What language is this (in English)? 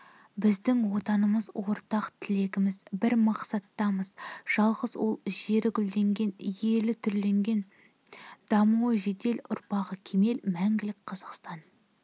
Kazakh